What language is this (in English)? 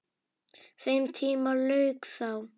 Icelandic